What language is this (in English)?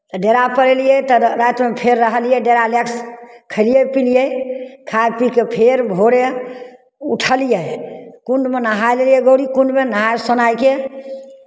Maithili